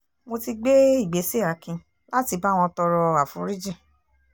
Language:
Yoruba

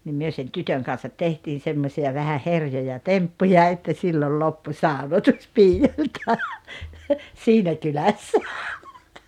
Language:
Finnish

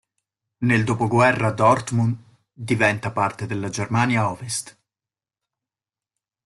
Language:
Italian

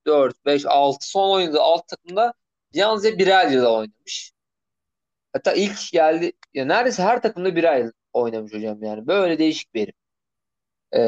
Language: Turkish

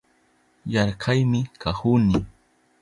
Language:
Southern Pastaza Quechua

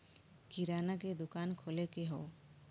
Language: Bhojpuri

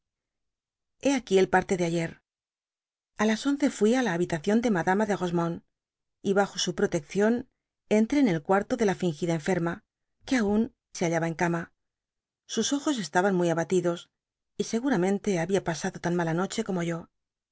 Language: Spanish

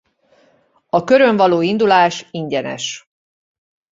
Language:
Hungarian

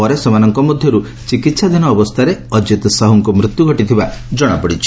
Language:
Odia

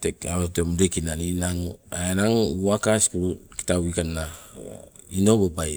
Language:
Sibe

